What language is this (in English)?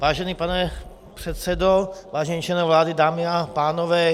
Czech